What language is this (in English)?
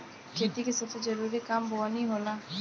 Bhojpuri